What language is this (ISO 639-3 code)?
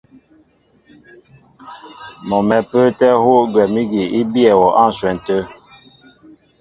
mbo